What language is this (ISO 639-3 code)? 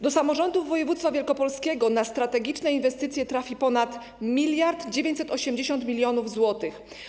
pol